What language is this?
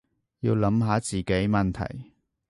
Cantonese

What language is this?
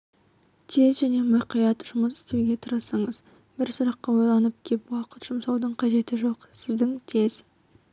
Kazakh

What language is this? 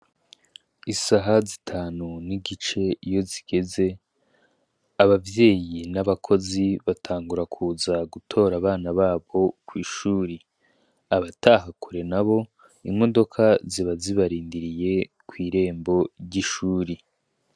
Rundi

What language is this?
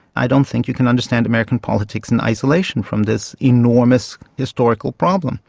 English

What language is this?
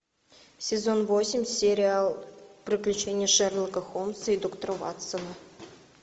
Russian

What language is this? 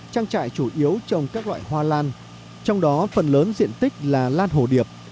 Vietnamese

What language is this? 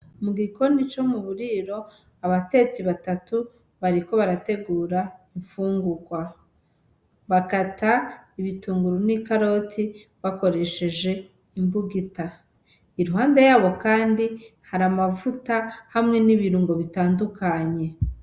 Rundi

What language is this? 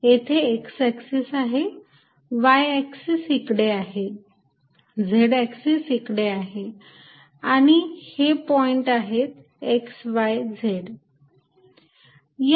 Marathi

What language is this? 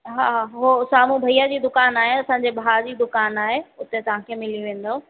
Sindhi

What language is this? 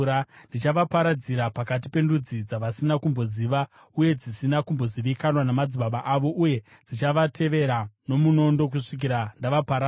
Shona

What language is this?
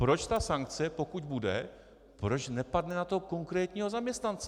Czech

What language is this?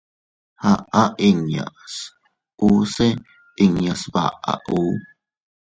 Teutila Cuicatec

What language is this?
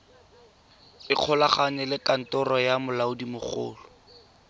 Tswana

